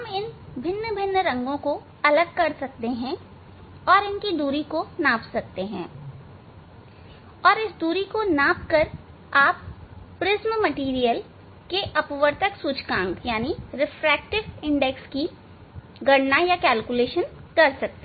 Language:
Hindi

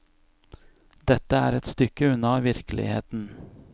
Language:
Norwegian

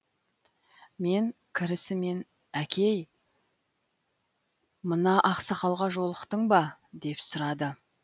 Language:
Kazakh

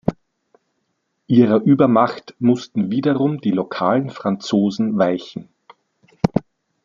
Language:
German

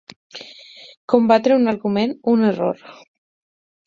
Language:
Catalan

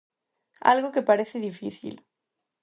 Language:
Galician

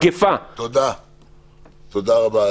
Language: Hebrew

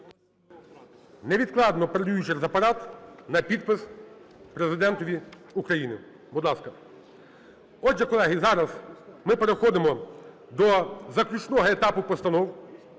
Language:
Ukrainian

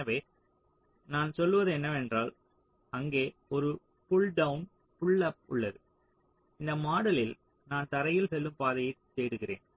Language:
Tamil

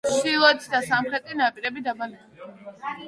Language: Georgian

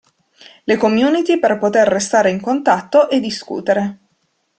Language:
Italian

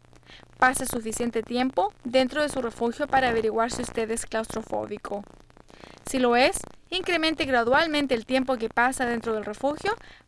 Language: Spanish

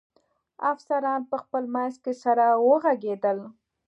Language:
Pashto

